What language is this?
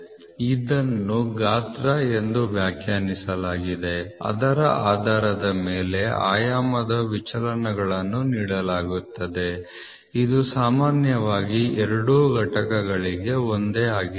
Kannada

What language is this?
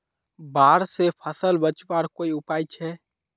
Magahi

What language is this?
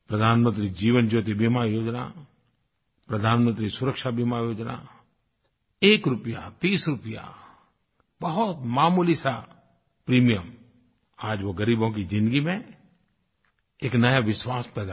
Hindi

